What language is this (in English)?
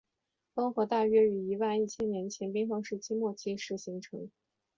Chinese